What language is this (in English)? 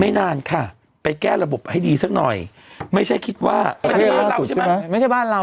Thai